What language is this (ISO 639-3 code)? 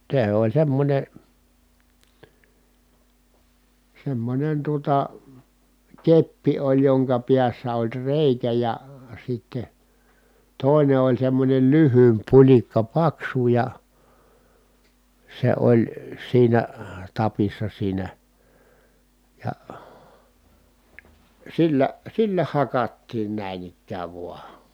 fin